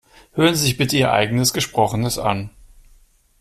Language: German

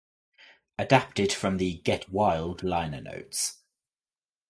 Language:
English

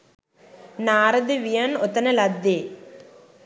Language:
Sinhala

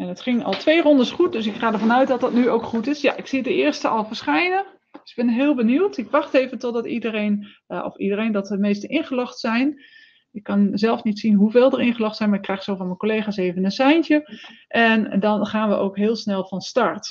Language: Dutch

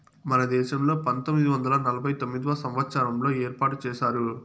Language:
Telugu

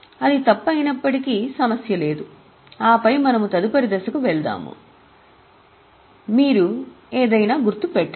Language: Telugu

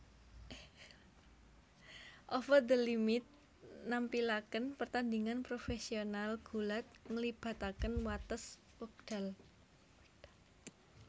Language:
Javanese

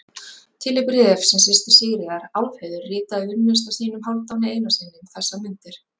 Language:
Icelandic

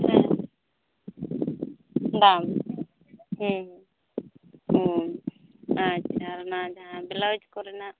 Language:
Santali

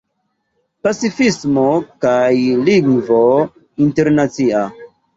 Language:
Esperanto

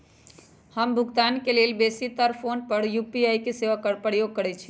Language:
Magahi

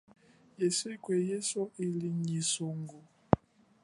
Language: Chokwe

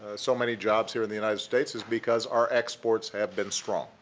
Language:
English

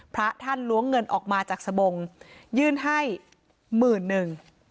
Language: Thai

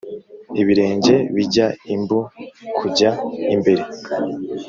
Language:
Kinyarwanda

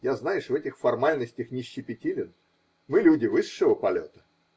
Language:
Russian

